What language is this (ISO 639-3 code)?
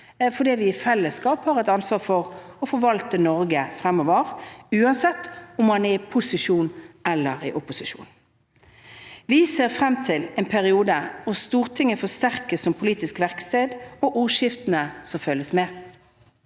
nor